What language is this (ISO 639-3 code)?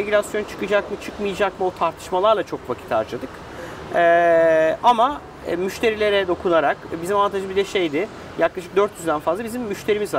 tur